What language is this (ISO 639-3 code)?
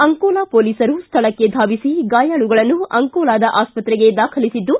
kan